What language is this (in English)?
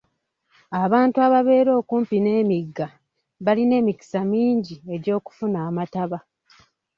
Ganda